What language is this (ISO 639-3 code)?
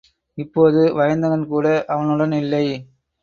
tam